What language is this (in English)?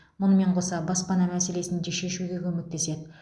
Kazakh